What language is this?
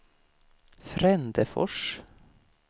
Swedish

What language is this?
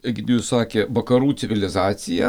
Lithuanian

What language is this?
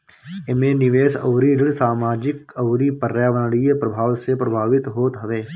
Bhojpuri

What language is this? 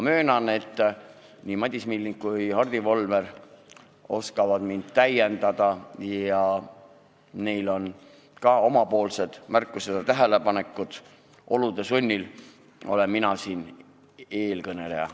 Estonian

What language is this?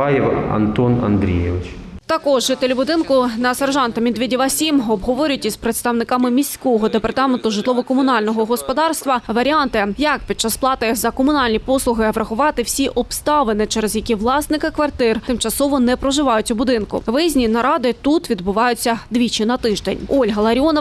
Ukrainian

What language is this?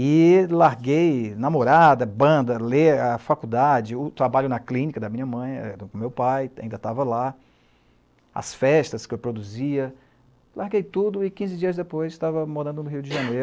Portuguese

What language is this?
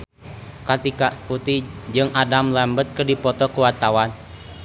Sundanese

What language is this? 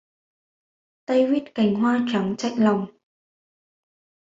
Vietnamese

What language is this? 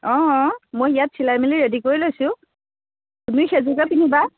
Assamese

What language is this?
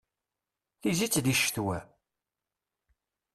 Kabyle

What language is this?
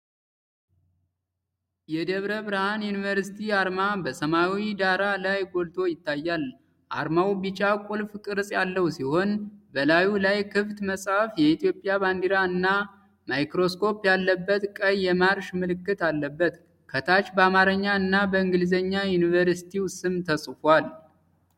Amharic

